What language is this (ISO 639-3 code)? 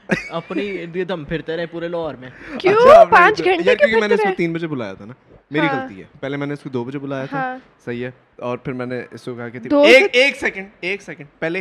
urd